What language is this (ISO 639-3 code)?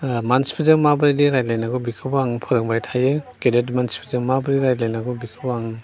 brx